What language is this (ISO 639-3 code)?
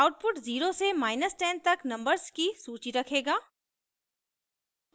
hin